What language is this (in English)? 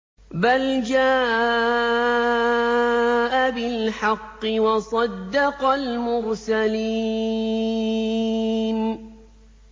Arabic